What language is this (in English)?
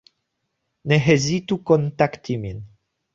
Esperanto